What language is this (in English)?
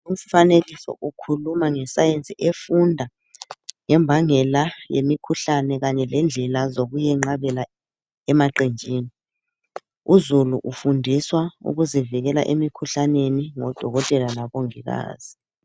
North Ndebele